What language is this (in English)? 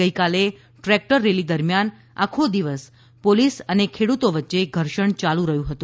Gujarati